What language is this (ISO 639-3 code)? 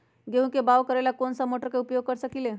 mag